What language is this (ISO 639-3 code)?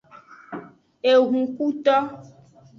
ajg